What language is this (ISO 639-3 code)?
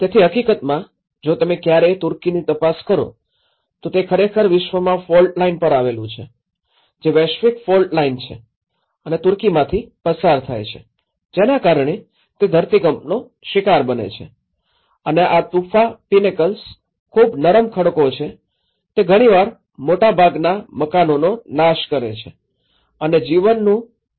guj